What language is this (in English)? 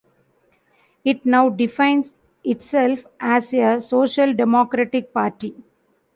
English